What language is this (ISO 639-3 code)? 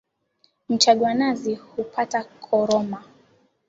swa